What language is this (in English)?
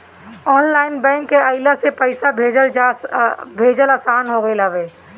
Bhojpuri